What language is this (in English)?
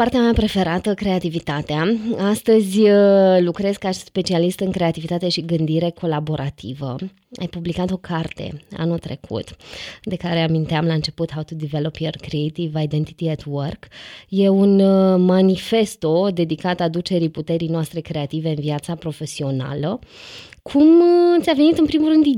Romanian